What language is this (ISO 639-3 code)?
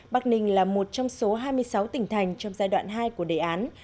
vie